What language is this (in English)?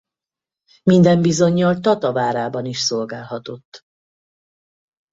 Hungarian